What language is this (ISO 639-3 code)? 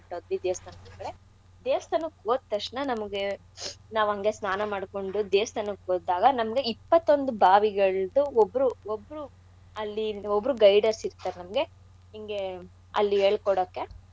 kan